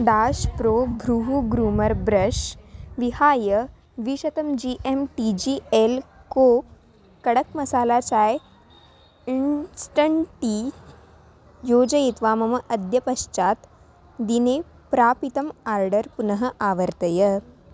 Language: Sanskrit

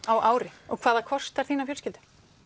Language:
Icelandic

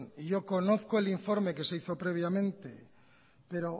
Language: Spanish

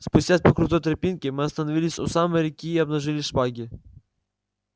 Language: Russian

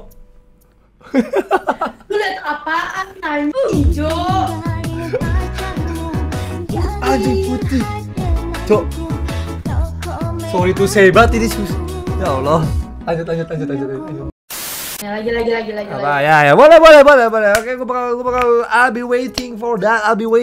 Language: Indonesian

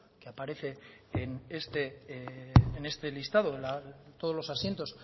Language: Spanish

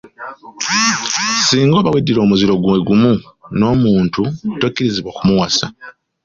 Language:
Ganda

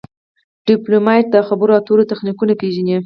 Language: Pashto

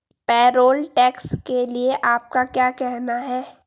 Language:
Hindi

